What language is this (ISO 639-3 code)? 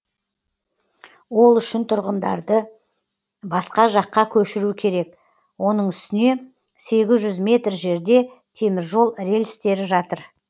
kaz